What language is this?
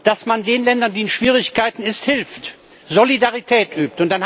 German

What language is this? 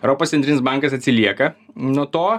Lithuanian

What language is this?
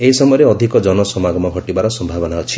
Odia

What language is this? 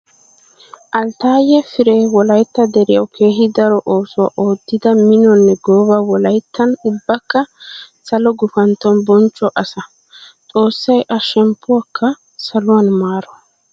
Wolaytta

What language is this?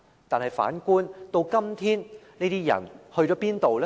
Cantonese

